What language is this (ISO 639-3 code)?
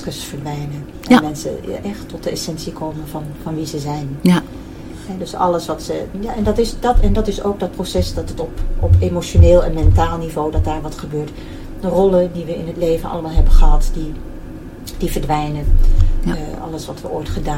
nld